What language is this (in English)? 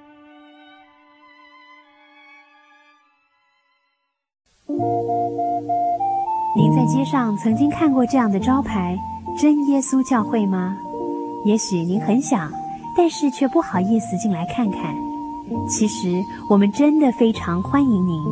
Chinese